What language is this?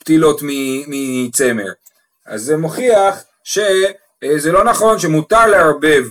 Hebrew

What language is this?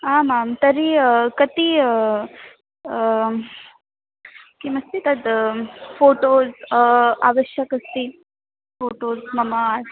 Sanskrit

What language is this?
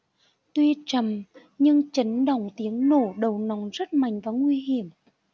Vietnamese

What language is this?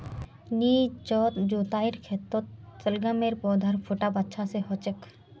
Magahi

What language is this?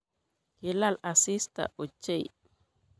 Kalenjin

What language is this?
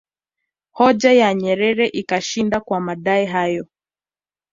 Swahili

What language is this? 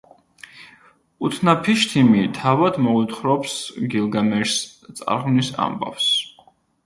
Georgian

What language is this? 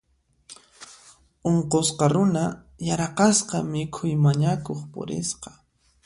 Puno Quechua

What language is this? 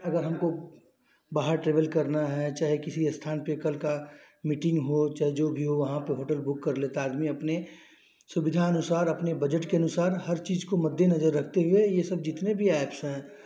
Hindi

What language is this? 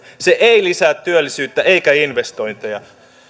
Finnish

